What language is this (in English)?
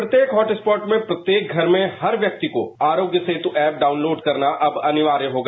Hindi